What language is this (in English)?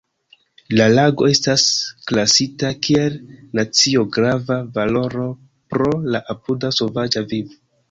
Esperanto